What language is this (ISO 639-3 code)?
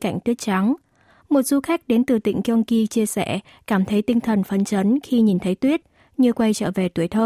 vie